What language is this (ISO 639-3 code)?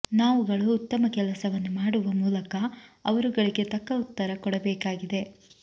kan